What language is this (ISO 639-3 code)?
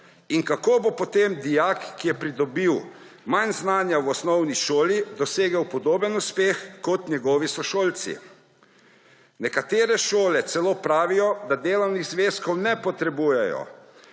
slv